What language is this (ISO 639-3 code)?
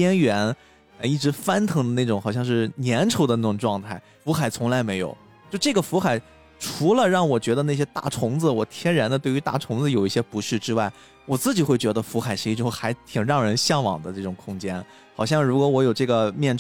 zho